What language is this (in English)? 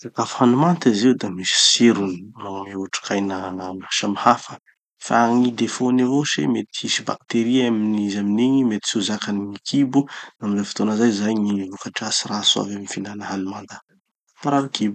Tanosy Malagasy